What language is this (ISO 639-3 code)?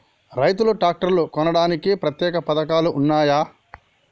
tel